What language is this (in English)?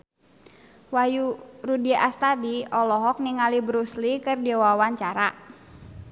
Sundanese